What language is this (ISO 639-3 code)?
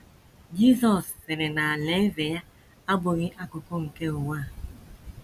ibo